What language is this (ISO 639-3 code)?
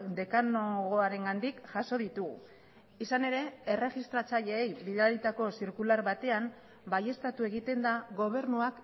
eus